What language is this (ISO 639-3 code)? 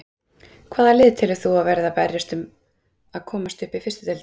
isl